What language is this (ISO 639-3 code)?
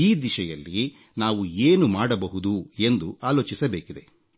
kan